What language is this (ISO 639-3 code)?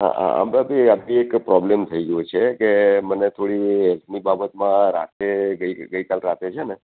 guj